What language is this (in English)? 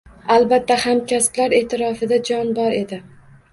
Uzbek